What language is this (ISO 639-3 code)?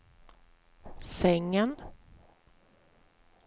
swe